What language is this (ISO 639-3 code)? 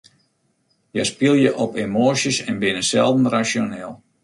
fry